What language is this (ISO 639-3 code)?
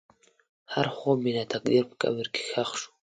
pus